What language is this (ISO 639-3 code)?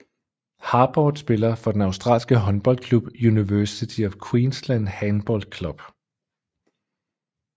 dan